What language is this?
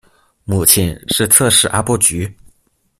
Chinese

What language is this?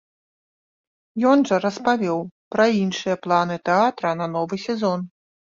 Belarusian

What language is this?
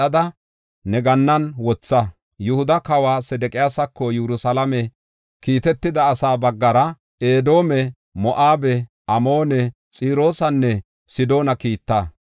Gofa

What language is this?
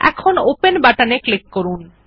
Bangla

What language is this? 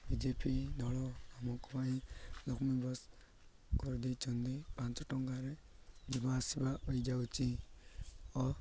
Odia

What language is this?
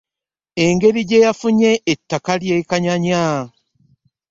Ganda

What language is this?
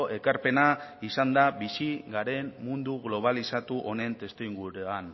Basque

